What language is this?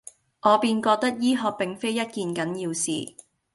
Cantonese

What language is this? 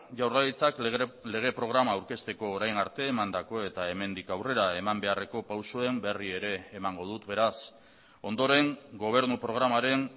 Basque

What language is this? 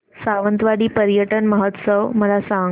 Marathi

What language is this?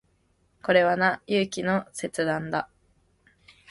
Japanese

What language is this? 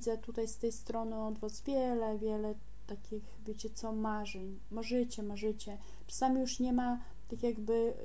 Polish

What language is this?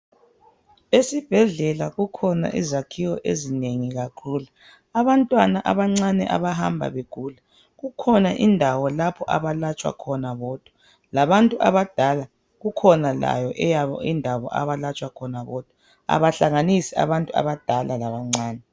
North Ndebele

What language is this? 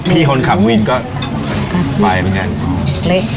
Thai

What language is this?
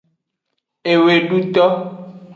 Aja (Benin)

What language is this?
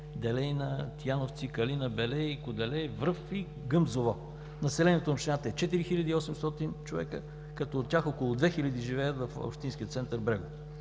Bulgarian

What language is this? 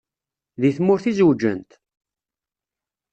Kabyle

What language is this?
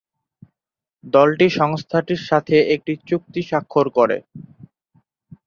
Bangla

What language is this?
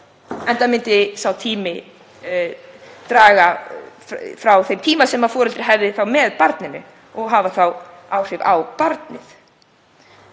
Icelandic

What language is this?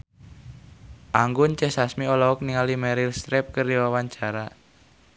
Sundanese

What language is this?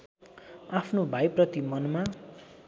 Nepali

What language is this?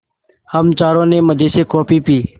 Hindi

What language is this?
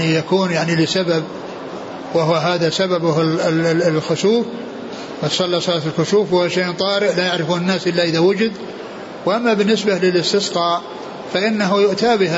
Arabic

